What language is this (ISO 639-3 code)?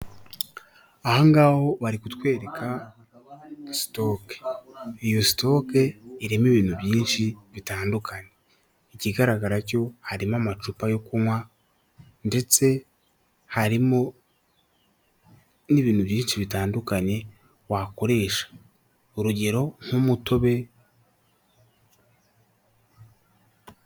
kin